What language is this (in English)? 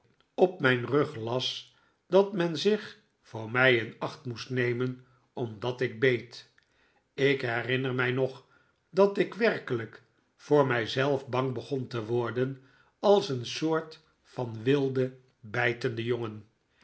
Dutch